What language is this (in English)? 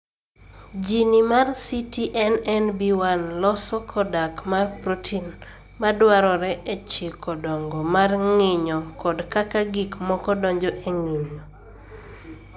Luo (Kenya and Tanzania)